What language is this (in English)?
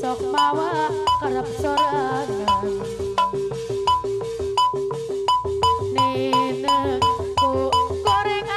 Indonesian